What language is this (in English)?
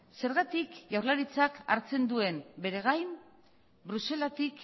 Basque